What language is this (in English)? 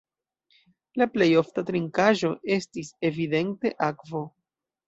Esperanto